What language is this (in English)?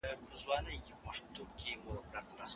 Pashto